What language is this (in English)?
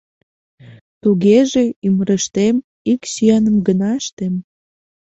Mari